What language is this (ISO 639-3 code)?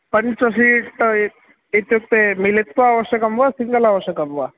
san